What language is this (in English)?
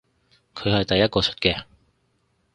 Cantonese